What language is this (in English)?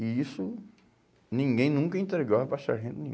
Portuguese